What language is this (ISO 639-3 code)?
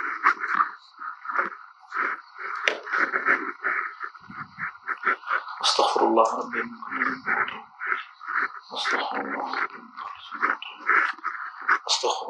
ara